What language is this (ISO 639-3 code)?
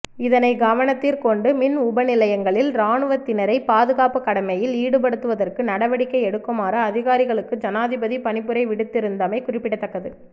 tam